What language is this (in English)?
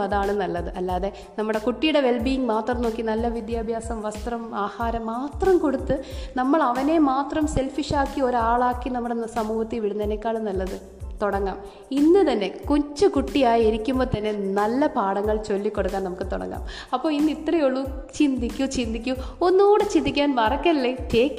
Malayalam